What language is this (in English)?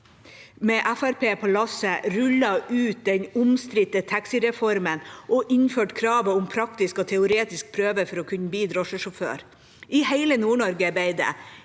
Norwegian